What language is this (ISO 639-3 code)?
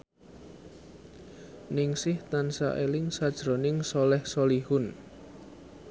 jav